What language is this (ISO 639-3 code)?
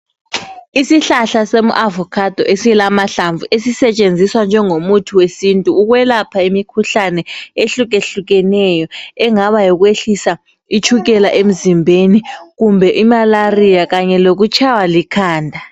nde